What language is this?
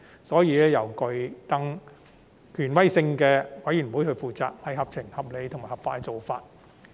Cantonese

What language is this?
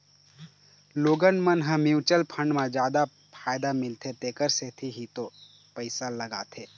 Chhattisgarhi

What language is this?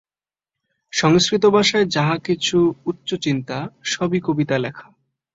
Bangla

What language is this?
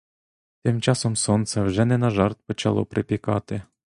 Ukrainian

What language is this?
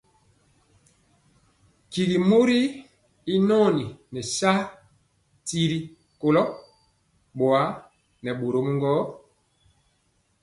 Mpiemo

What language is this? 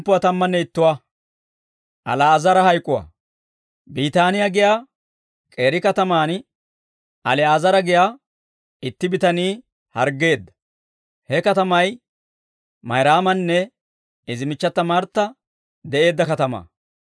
Dawro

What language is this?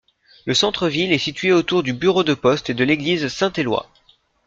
French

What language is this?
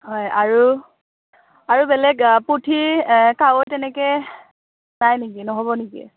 Assamese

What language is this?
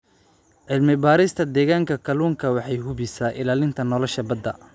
Somali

